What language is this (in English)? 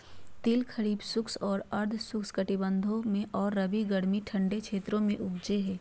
Magahi